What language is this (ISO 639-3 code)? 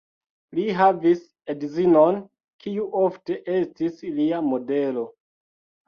epo